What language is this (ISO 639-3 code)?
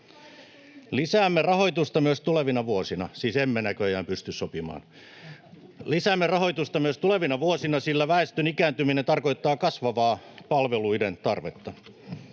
fin